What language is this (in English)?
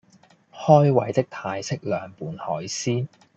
Cantonese